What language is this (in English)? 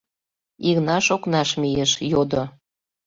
Mari